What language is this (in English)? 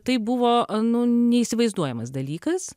Lithuanian